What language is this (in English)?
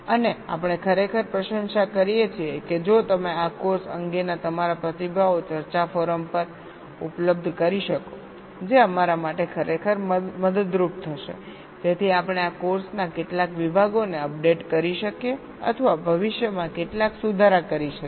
Gujarati